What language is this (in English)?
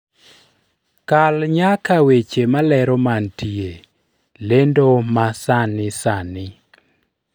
Luo (Kenya and Tanzania)